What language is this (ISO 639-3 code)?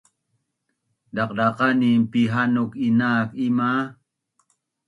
bnn